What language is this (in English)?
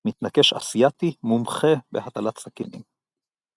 Hebrew